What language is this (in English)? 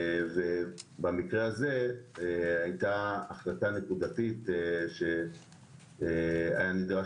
Hebrew